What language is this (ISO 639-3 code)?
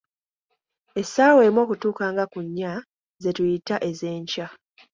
lug